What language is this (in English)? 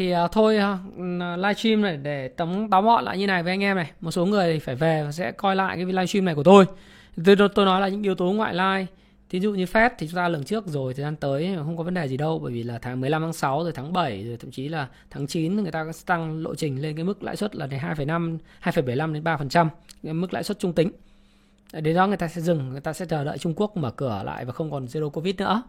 Vietnamese